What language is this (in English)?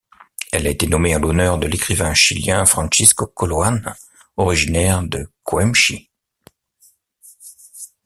French